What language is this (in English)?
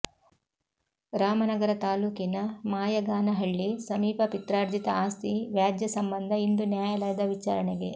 Kannada